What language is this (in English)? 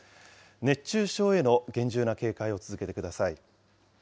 Japanese